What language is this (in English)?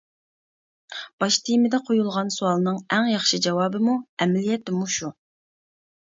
Uyghur